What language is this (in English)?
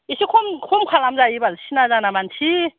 Bodo